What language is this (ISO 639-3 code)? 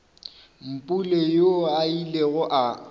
nso